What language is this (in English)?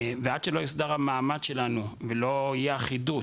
Hebrew